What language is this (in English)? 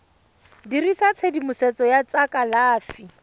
Tswana